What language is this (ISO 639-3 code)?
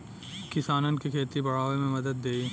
bho